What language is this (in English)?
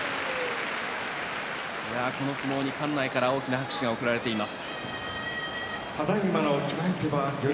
Japanese